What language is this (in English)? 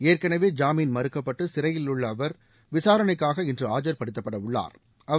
Tamil